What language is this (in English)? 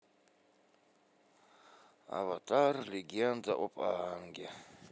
Russian